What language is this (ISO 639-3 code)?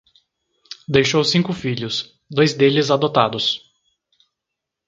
por